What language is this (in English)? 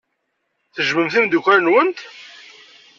Kabyle